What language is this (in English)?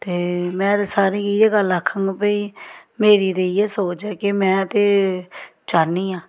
Dogri